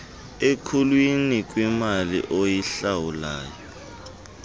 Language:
Xhosa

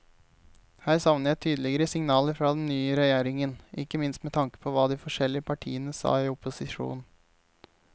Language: Norwegian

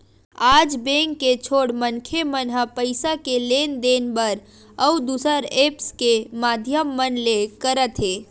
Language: Chhattisgarhi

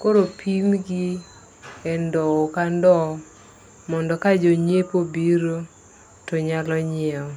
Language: Luo (Kenya and Tanzania)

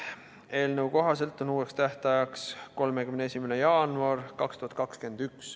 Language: Estonian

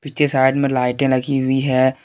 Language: Hindi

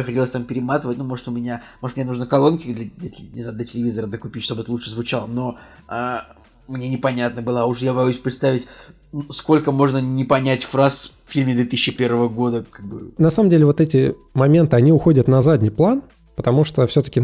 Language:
Russian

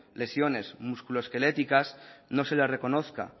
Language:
Spanish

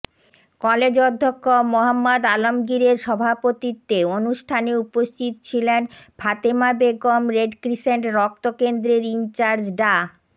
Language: Bangla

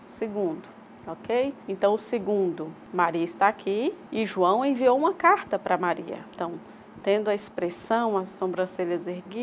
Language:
Portuguese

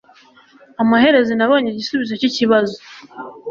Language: Kinyarwanda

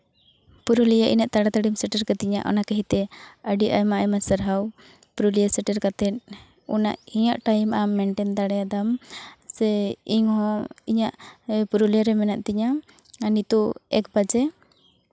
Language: Santali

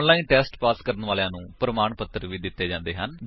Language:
Punjabi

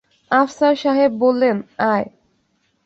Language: Bangla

